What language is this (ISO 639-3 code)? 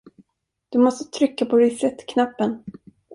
swe